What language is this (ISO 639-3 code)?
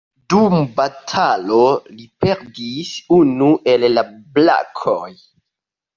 epo